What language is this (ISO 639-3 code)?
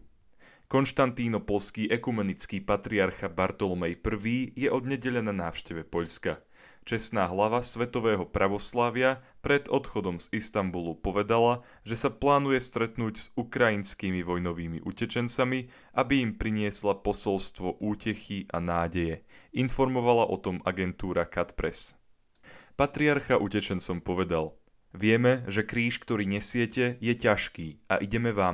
slk